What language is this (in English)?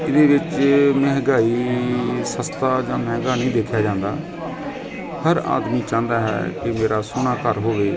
Punjabi